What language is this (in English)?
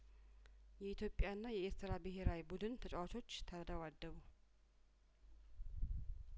Amharic